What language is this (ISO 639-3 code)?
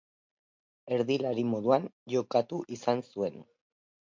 eus